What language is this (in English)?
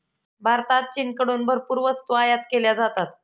Marathi